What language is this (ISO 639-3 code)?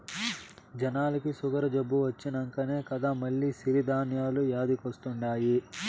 tel